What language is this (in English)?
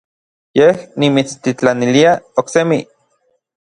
Orizaba Nahuatl